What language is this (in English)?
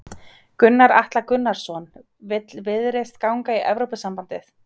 Icelandic